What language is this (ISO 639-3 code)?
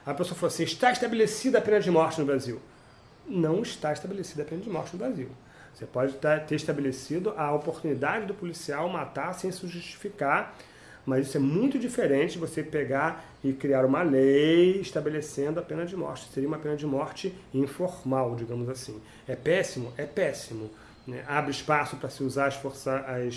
por